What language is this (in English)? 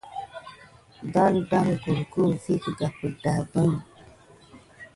Gidar